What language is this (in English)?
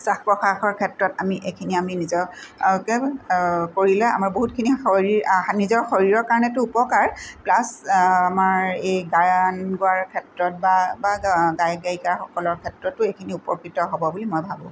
Assamese